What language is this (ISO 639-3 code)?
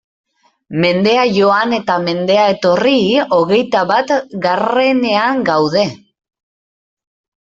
eus